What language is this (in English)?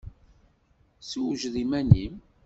Kabyle